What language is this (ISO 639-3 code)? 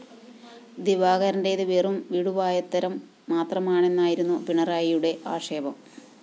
mal